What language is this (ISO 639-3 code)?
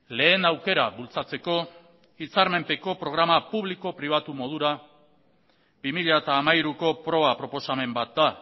eus